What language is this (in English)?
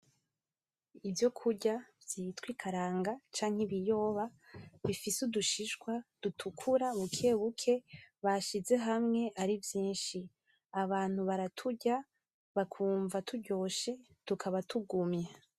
Rundi